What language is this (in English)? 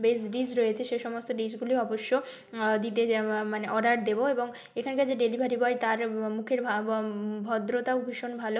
Bangla